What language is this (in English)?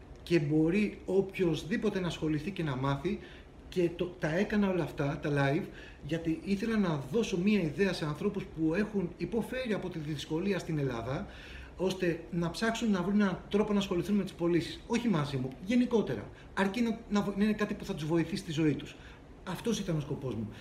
Greek